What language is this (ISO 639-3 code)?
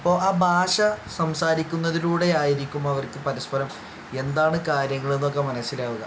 mal